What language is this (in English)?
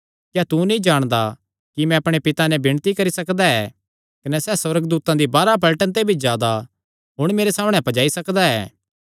Kangri